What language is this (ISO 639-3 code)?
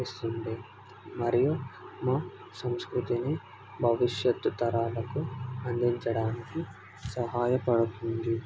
tel